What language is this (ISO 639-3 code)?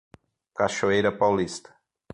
por